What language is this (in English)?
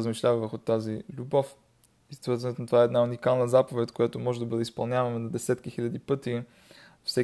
Bulgarian